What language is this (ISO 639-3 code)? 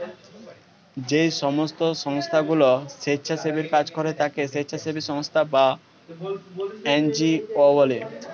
ben